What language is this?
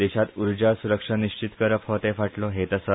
Konkani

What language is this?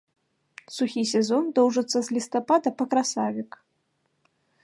Belarusian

